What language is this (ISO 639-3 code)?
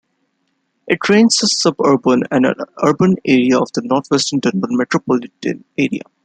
eng